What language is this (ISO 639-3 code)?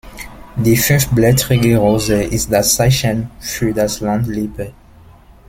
deu